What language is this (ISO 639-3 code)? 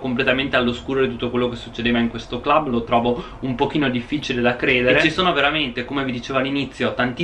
ita